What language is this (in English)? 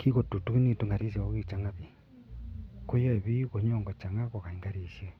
Kalenjin